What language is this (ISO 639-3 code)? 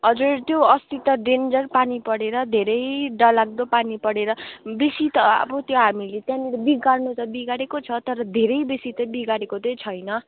nep